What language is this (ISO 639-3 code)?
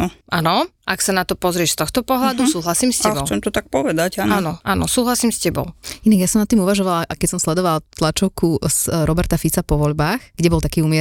slk